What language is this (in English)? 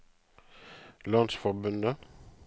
Norwegian